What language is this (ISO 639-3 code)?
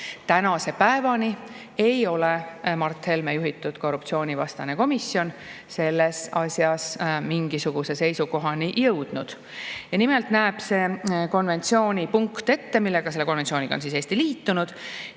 est